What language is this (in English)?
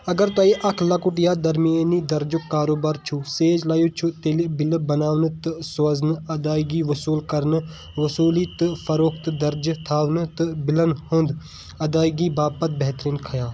Kashmiri